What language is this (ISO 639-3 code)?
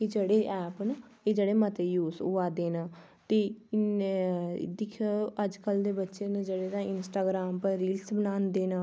doi